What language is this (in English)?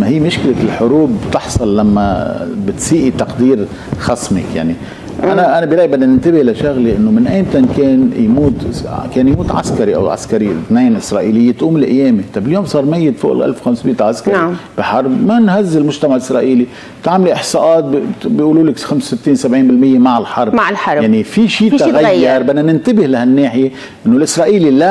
Arabic